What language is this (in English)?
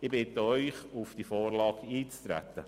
Swiss German